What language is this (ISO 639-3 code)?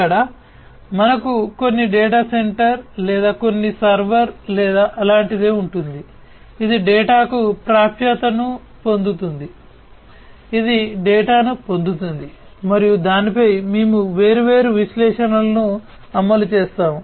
tel